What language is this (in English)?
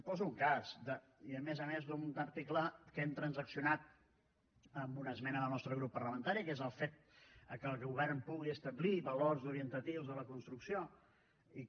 Catalan